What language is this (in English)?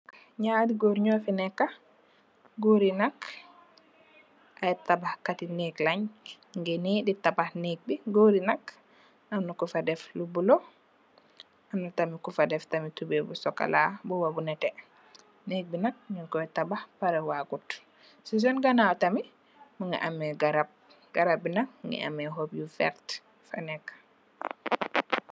Wolof